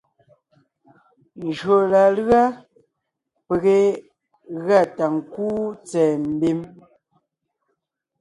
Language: Ngiemboon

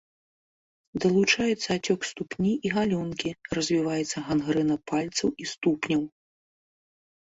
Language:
Belarusian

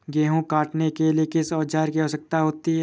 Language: Hindi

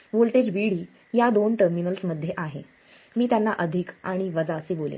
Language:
Marathi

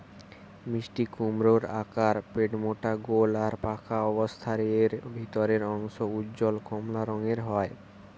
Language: Bangla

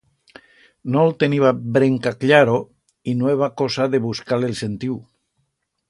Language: Aragonese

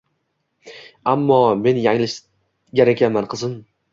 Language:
Uzbek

